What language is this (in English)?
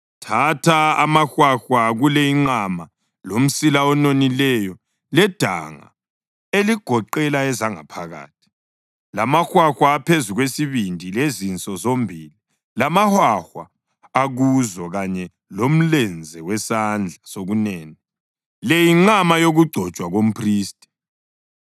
North Ndebele